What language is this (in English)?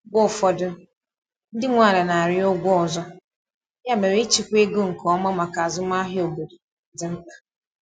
Igbo